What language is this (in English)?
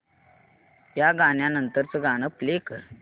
Marathi